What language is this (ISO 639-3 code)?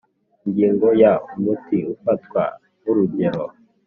kin